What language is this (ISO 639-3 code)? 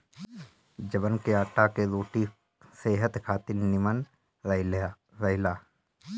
bho